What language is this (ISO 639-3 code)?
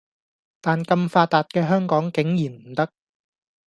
yue